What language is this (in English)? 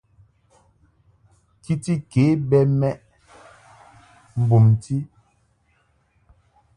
Mungaka